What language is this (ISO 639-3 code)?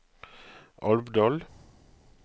nor